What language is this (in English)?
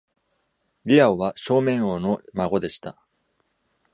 Japanese